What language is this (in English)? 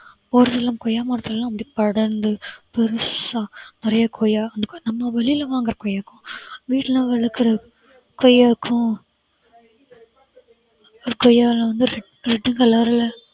Tamil